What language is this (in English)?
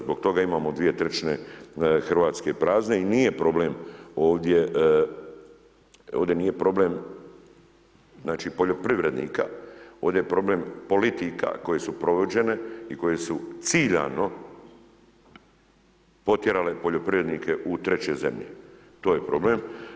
Croatian